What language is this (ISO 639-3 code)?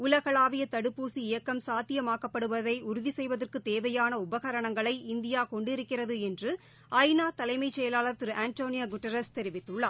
tam